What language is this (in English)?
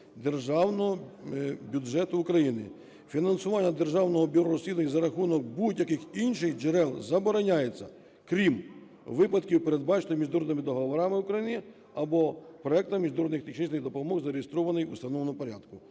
Ukrainian